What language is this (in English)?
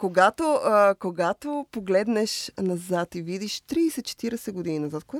Bulgarian